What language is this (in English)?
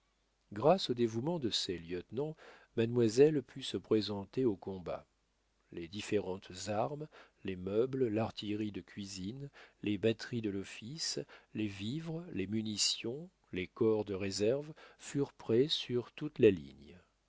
French